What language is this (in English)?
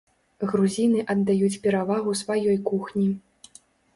Belarusian